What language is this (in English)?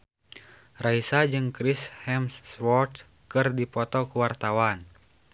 Sundanese